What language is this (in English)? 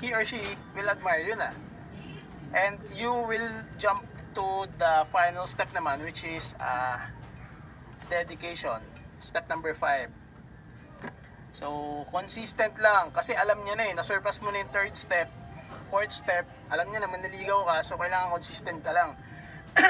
Filipino